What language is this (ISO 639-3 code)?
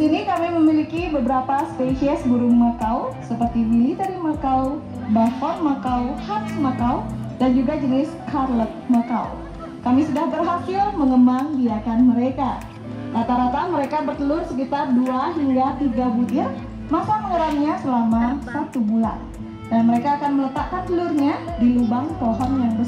ind